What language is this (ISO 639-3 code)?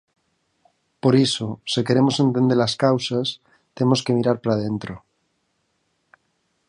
glg